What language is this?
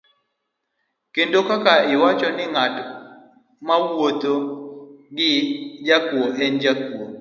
Luo (Kenya and Tanzania)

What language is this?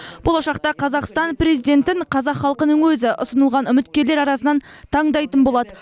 Kazakh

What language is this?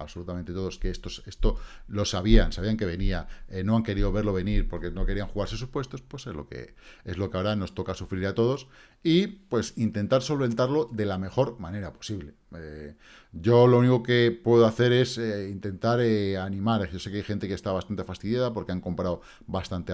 Spanish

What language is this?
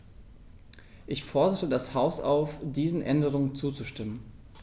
German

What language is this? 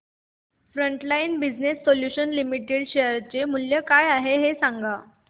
Marathi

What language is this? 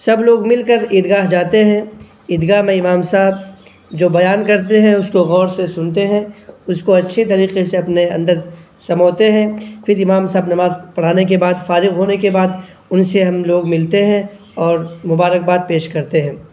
Urdu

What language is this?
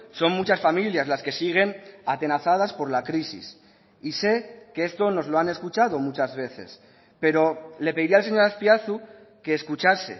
Spanish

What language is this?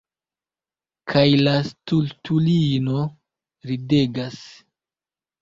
Esperanto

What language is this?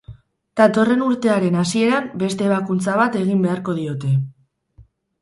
Basque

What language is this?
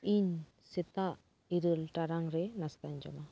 Santali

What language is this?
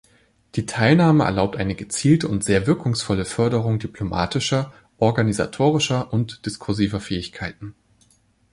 German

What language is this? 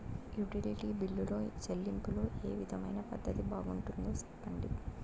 Telugu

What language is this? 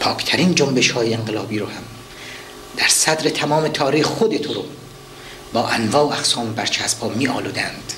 Persian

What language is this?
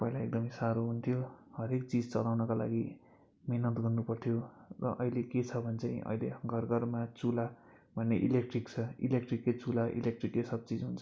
Nepali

